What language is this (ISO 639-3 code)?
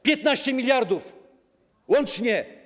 pol